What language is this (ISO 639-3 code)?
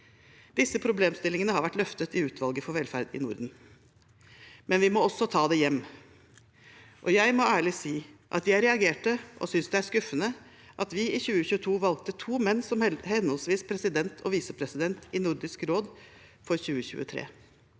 nor